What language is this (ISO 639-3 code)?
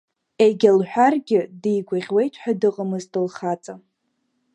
abk